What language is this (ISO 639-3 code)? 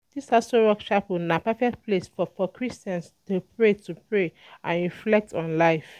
pcm